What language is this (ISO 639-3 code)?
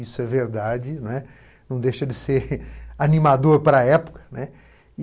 por